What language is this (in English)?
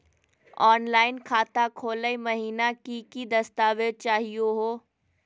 Magahi